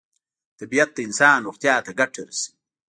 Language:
Pashto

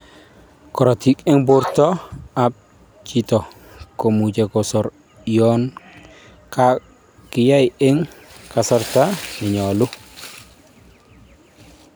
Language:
Kalenjin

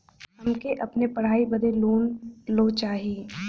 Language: Bhojpuri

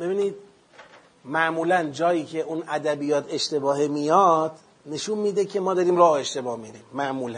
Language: Persian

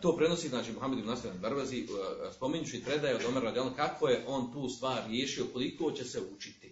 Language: Croatian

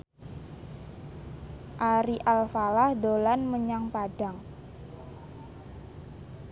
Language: Javanese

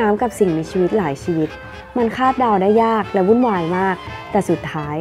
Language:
Thai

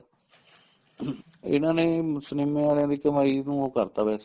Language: Punjabi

